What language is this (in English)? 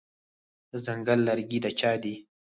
Pashto